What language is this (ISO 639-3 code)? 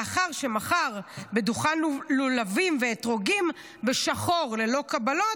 heb